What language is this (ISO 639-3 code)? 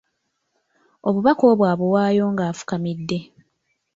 lug